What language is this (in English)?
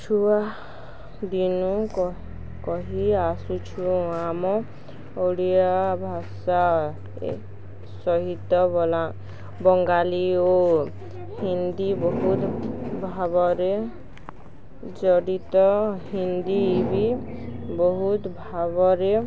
Odia